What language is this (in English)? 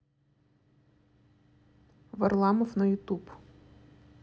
Russian